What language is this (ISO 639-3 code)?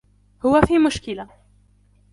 ara